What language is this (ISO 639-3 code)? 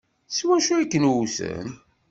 kab